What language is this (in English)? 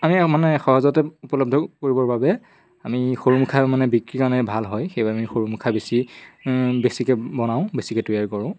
Assamese